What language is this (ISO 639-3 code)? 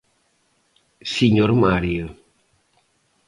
glg